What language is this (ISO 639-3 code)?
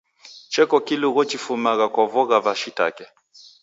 dav